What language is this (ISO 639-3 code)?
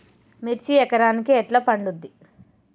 tel